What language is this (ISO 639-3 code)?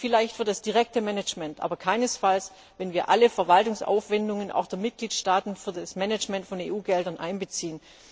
deu